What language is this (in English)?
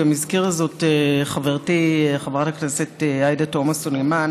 Hebrew